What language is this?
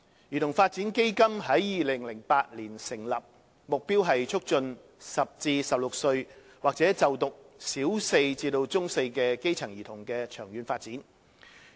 Cantonese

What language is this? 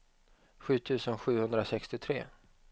Swedish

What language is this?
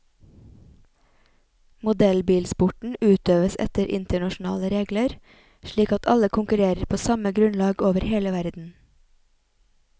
Norwegian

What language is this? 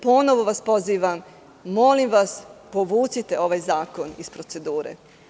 Serbian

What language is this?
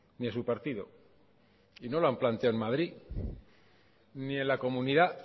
Spanish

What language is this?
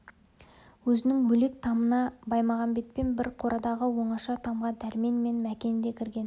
Kazakh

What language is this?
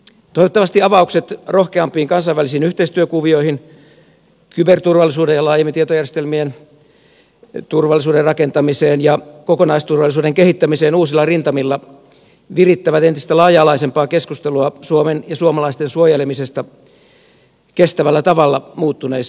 Finnish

